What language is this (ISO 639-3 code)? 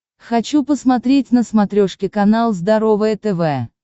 rus